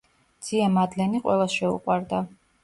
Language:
Georgian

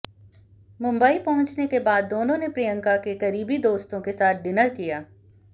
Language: Hindi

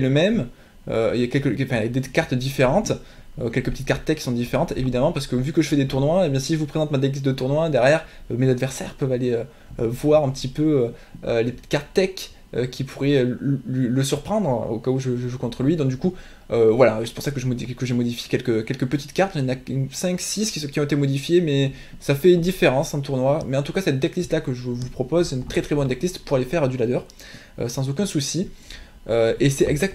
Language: French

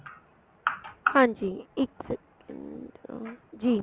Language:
Punjabi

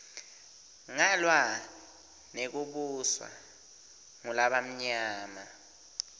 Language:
Swati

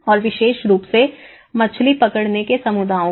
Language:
Hindi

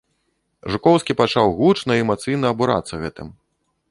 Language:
Belarusian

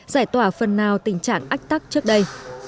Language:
Vietnamese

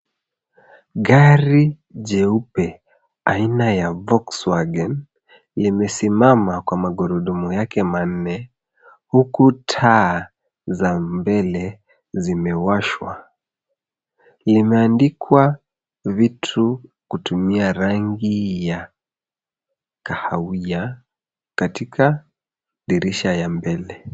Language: Swahili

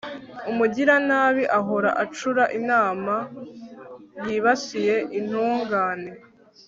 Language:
Kinyarwanda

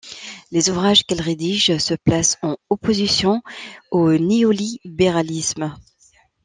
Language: French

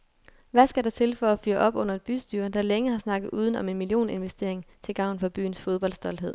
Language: Danish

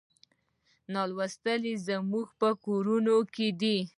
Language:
Pashto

